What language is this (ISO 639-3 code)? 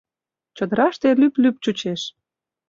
chm